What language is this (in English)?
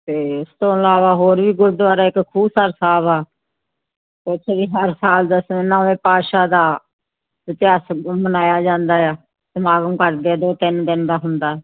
Punjabi